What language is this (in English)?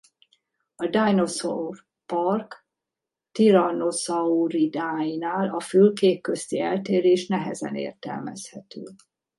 Hungarian